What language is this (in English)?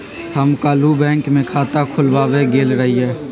Magahi